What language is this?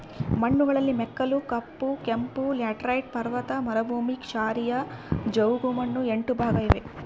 Kannada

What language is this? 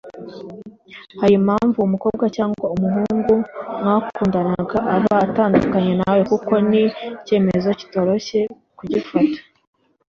Kinyarwanda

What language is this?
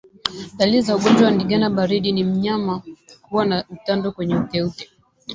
Swahili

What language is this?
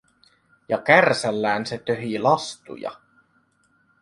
Finnish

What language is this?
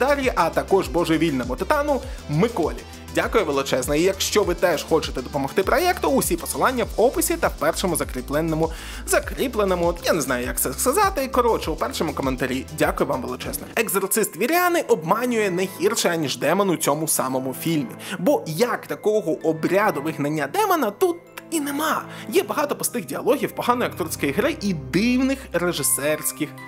Ukrainian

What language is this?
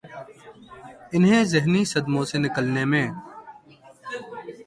Urdu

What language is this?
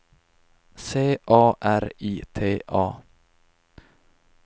Swedish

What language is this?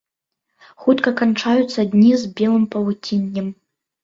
Belarusian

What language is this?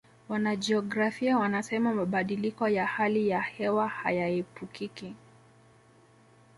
Swahili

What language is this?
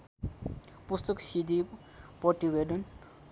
Nepali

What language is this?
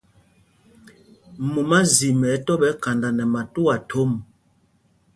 Mpumpong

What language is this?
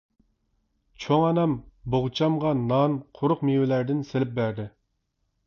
Uyghur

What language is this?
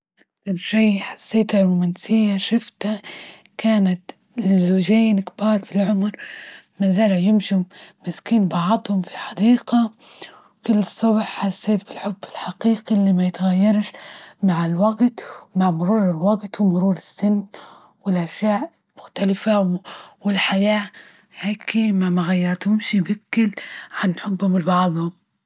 Libyan Arabic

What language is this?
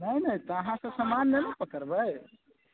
Maithili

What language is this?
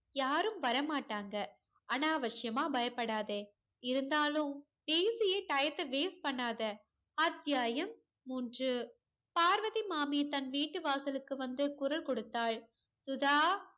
Tamil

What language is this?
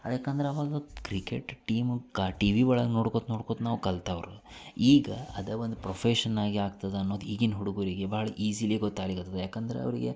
Kannada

